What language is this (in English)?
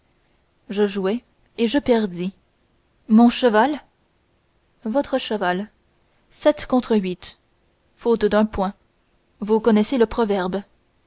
French